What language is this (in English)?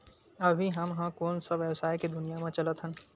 Chhattisgarhi